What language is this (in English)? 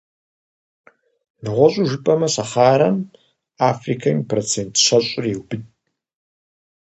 Kabardian